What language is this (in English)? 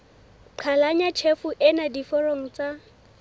Southern Sotho